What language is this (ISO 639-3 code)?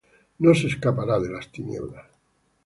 spa